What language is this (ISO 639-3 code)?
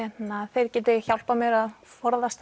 isl